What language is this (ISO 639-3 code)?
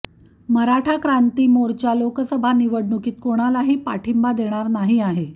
mar